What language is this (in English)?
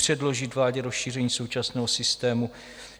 Czech